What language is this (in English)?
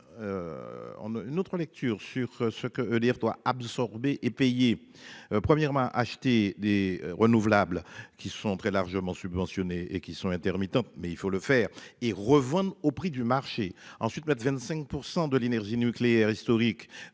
French